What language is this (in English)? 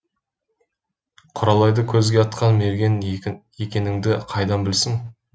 Kazakh